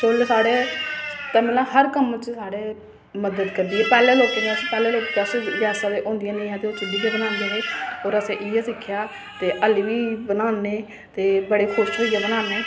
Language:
Dogri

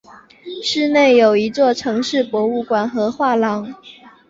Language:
Chinese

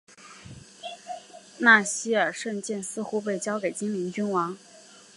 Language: Chinese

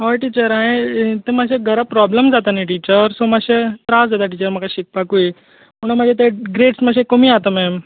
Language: Konkani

